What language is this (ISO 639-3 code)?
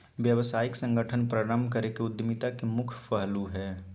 mag